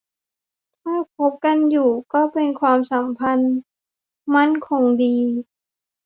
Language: Thai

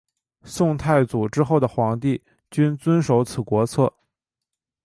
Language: Chinese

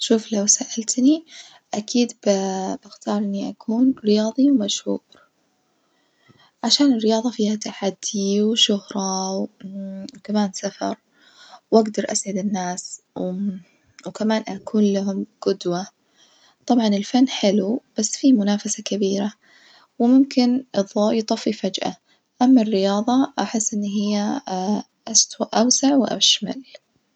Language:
Najdi Arabic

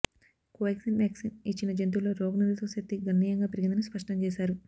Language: Telugu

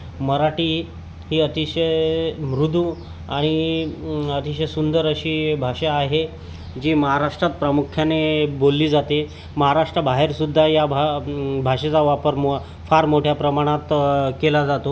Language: Marathi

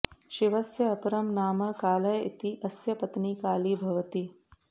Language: Sanskrit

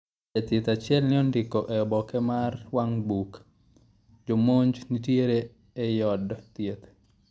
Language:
Luo (Kenya and Tanzania)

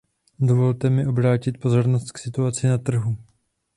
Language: Czech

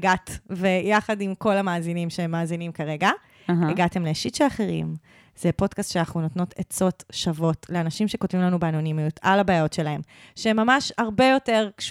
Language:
Hebrew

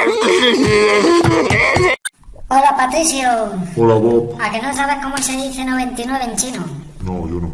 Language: Spanish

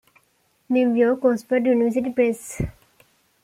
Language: English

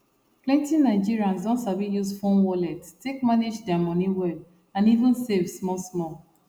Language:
Nigerian Pidgin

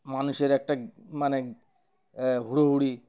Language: Bangla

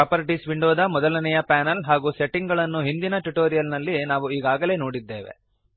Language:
Kannada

